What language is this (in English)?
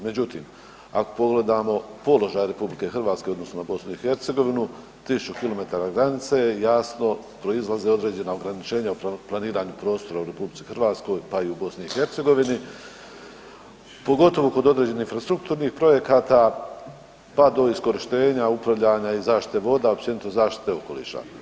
Croatian